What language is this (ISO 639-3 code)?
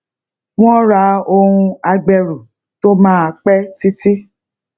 yor